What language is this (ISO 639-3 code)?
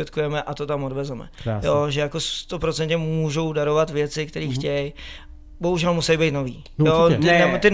ces